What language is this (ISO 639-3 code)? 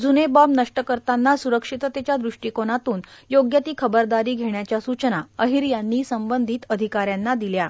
mar